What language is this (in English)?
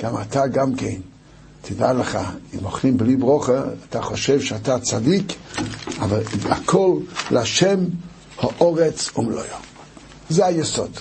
Hebrew